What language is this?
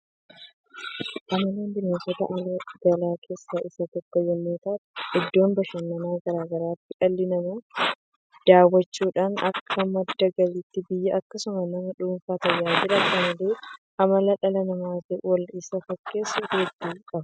Oromo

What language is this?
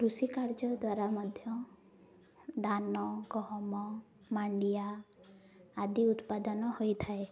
Odia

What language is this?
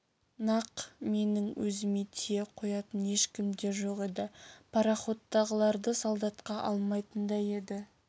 Kazakh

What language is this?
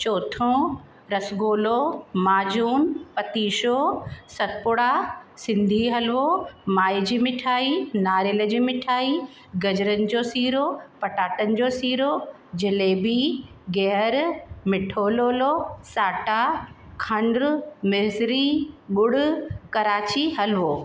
Sindhi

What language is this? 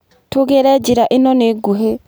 Kikuyu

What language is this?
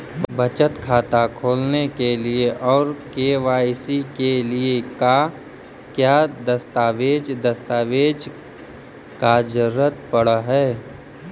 Magahi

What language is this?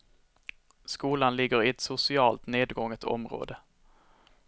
Swedish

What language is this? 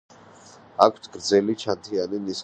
Georgian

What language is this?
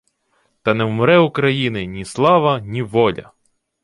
Ukrainian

